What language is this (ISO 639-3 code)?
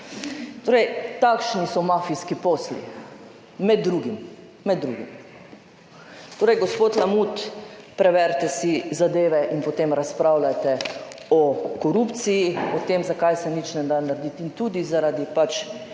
slv